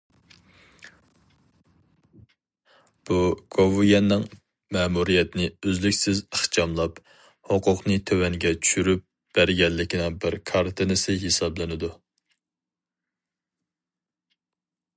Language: Uyghur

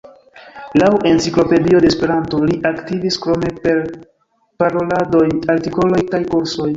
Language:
Esperanto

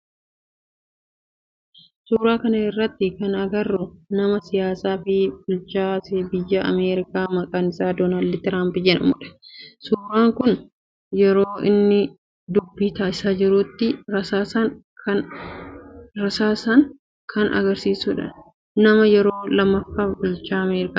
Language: Oromo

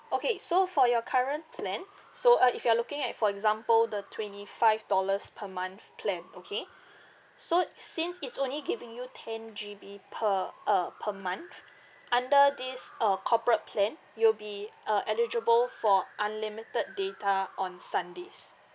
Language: English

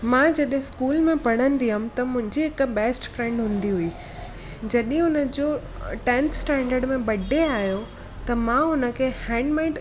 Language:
Sindhi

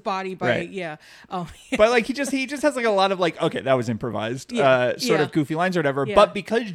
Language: English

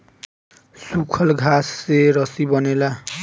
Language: Bhojpuri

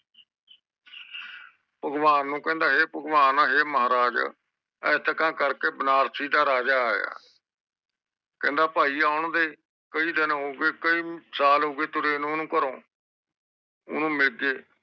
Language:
Punjabi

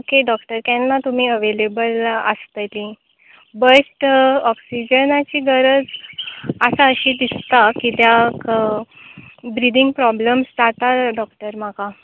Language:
Konkani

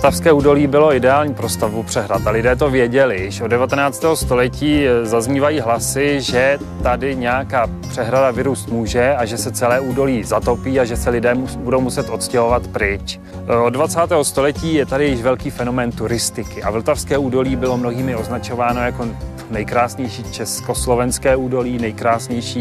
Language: Czech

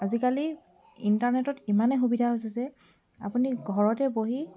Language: Assamese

